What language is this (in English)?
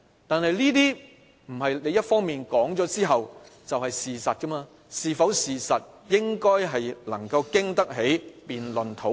Cantonese